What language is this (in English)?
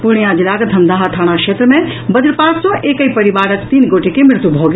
Maithili